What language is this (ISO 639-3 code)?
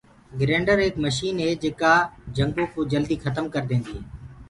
ggg